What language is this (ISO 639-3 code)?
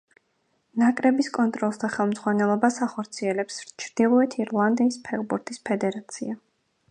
kat